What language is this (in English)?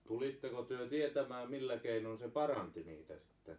Finnish